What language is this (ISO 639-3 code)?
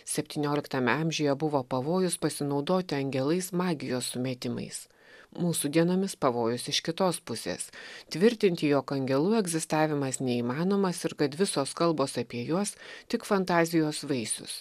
lit